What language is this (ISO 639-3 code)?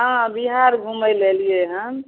mai